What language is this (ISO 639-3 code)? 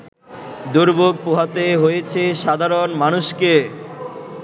ben